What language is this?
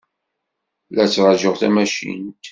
Kabyle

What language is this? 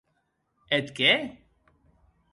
Occitan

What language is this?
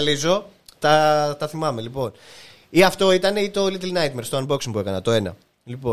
Greek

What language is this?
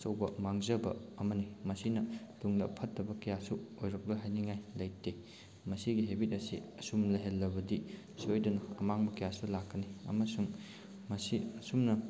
Manipuri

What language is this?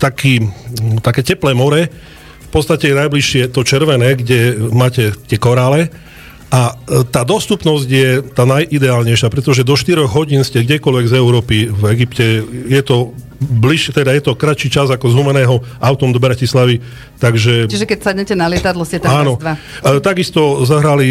Slovak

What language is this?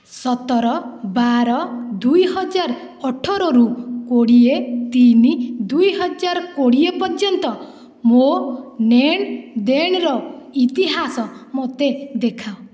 Odia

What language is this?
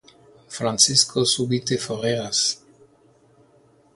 Esperanto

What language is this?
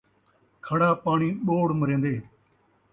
Saraiki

